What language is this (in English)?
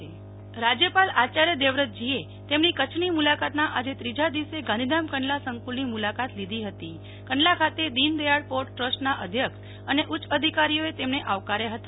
Gujarati